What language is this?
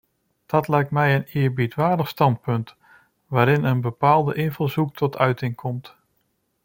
Dutch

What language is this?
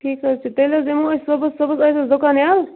Kashmiri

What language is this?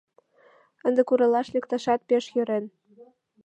Mari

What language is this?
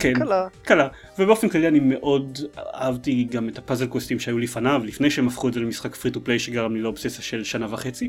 Hebrew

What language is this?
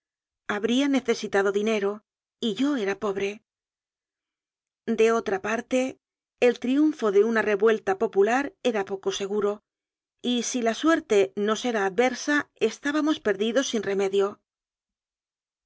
Spanish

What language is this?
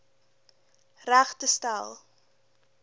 Afrikaans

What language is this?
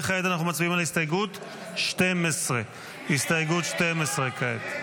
Hebrew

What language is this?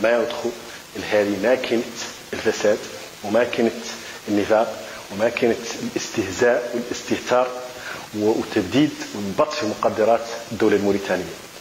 Arabic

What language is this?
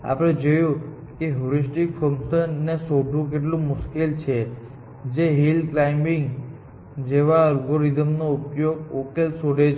Gujarati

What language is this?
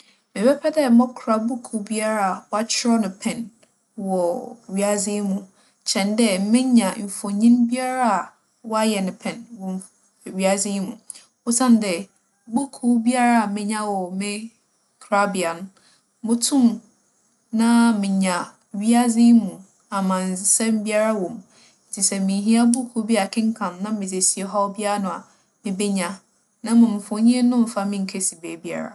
Akan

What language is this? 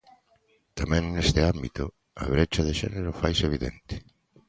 Galician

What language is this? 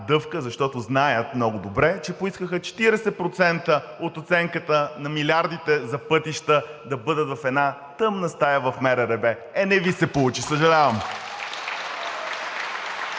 Bulgarian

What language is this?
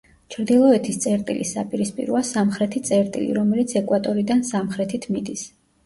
Georgian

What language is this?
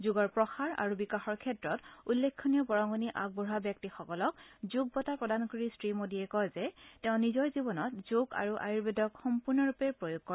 Assamese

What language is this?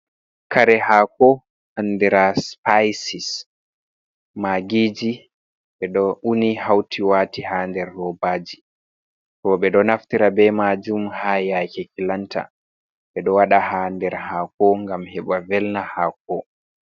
Fula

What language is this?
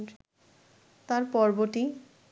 Bangla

